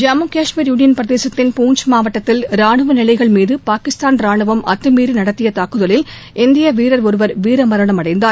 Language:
Tamil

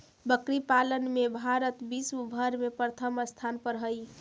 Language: Magahi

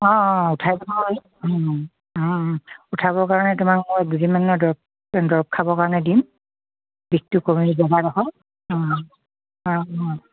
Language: Assamese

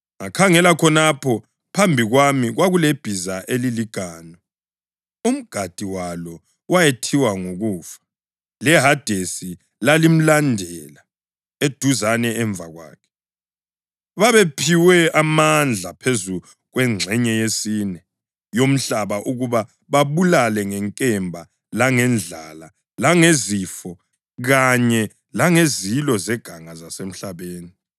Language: North Ndebele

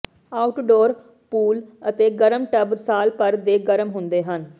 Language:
Punjabi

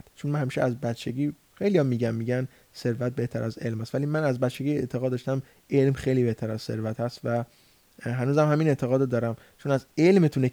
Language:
Persian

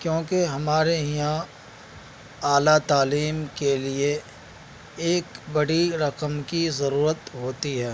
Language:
Urdu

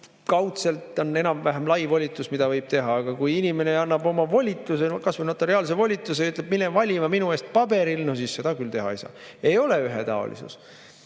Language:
Estonian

